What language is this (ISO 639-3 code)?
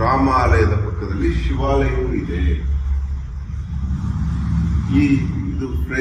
kan